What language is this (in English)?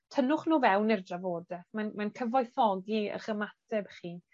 Welsh